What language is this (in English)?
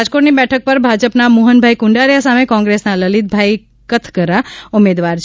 Gujarati